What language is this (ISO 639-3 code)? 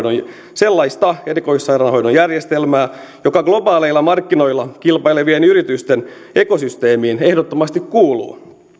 fin